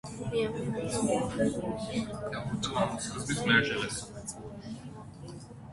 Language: Armenian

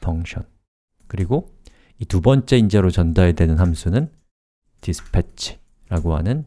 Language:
Korean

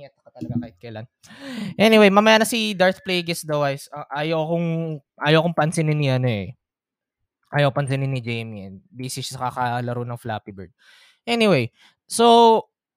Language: Filipino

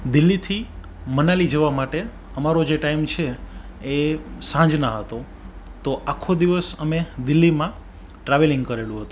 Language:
Gujarati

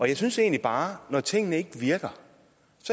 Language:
Danish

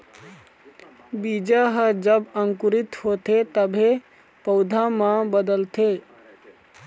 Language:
Chhattisgarhi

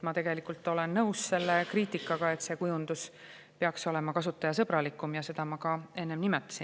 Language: Estonian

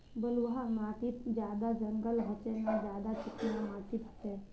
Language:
Magahi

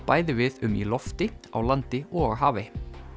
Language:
Icelandic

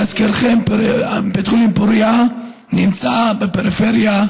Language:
Hebrew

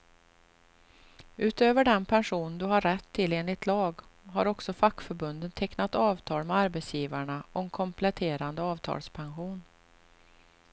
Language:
Swedish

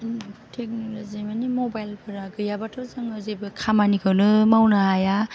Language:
Bodo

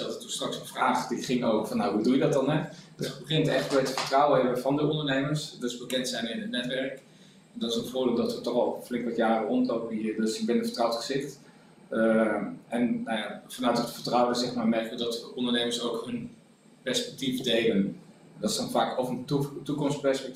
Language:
Dutch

